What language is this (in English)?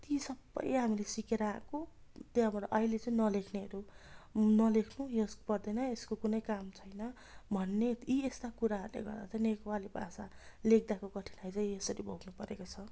Nepali